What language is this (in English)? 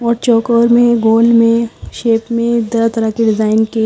Hindi